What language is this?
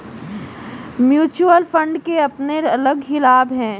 Hindi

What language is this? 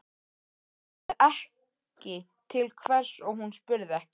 Icelandic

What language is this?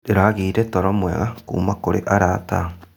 Kikuyu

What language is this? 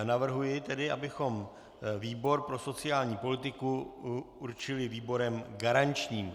Czech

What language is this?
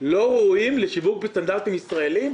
Hebrew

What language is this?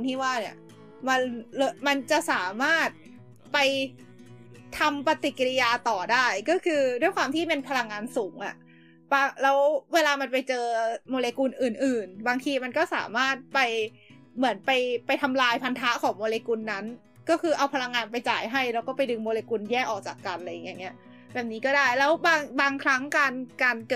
Thai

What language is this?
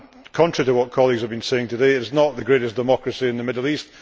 English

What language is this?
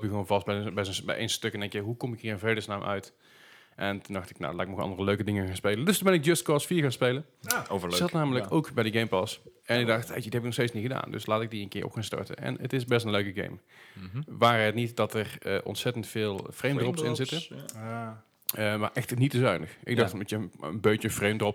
Dutch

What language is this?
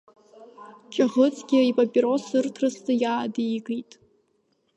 Abkhazian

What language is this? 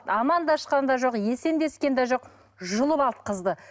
Kazakh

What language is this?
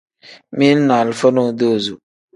Tem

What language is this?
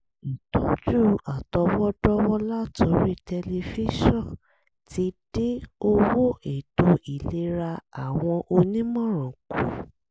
Yoruba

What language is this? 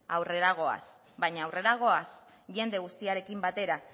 Basque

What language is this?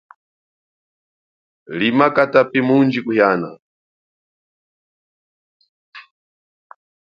Chokwe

